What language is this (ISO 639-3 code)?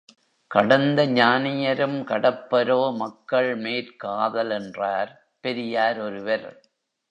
tam